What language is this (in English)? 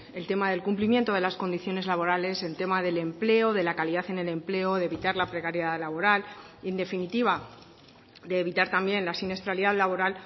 Spanish